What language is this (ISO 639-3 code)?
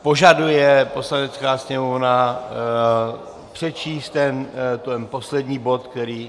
ces